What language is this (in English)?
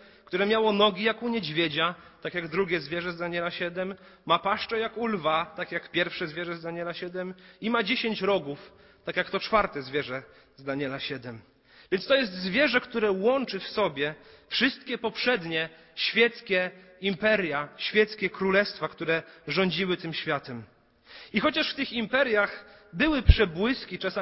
Polish